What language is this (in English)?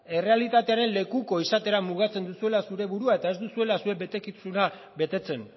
Basque